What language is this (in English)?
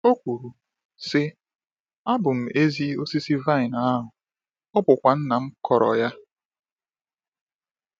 Igbo